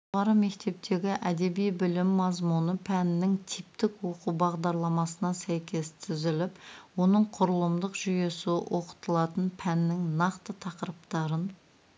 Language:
Kazakh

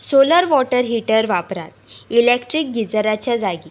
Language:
Konkani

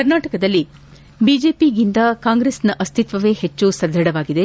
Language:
Kannada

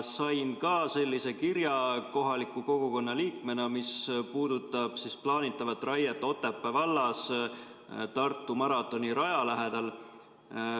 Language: Estonian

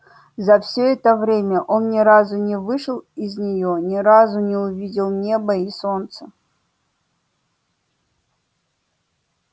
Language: Russian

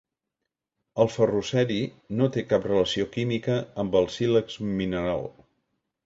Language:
Catalan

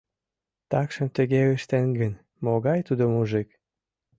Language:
Mari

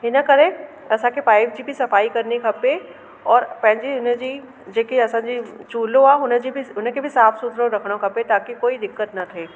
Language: Sindhi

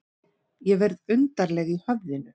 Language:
Icelandic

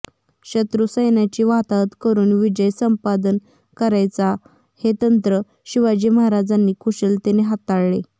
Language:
Marathi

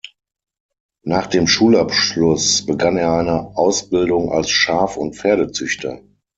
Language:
German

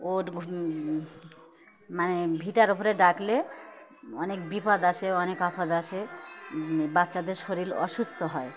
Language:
Bangla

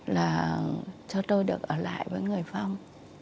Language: Vietnamese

